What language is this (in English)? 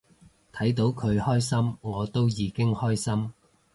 Cantonese